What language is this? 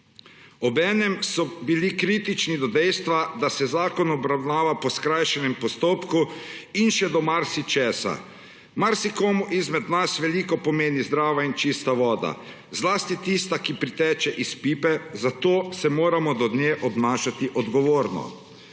Slovenian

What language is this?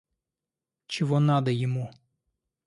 Russian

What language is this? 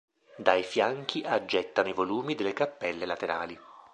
Italian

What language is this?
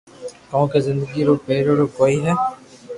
Loarki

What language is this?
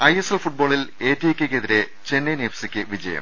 Malayalam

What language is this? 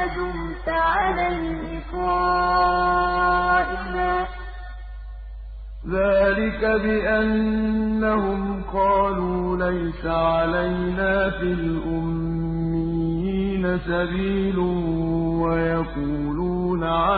Arabic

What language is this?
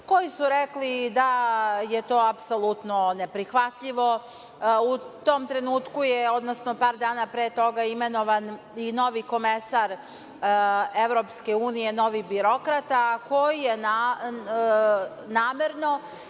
Serbian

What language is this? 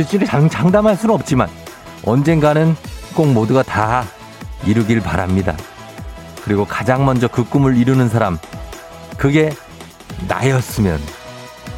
Korean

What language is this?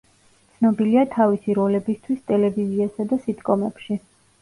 Georgian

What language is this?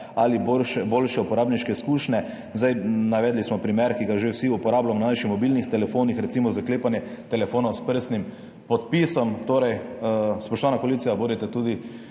Slovenian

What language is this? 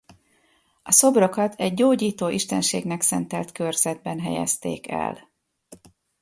Hungarian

